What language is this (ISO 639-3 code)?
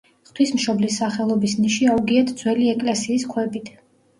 kat